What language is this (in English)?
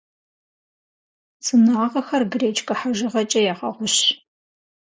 Kabardian